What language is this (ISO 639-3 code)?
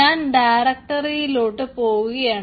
mal